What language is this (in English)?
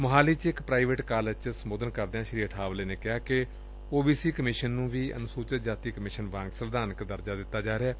Punjabi